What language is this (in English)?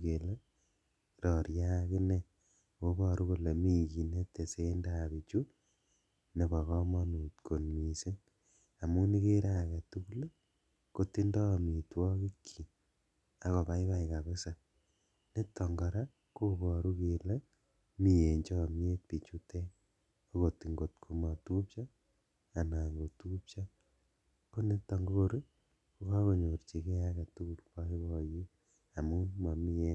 Kalenjin